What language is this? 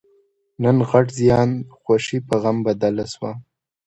Pashto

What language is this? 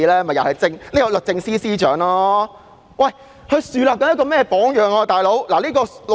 Cantonese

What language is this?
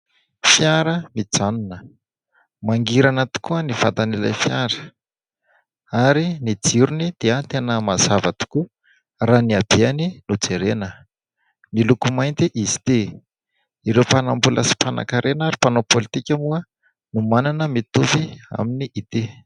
Malagasy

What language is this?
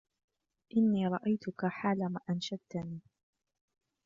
Arabic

